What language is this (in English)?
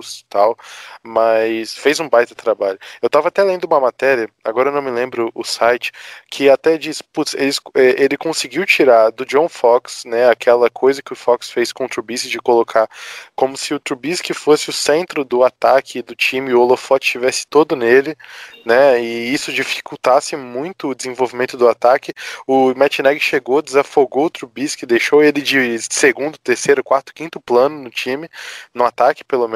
Portuguese